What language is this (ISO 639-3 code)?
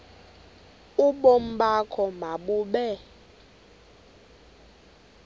xho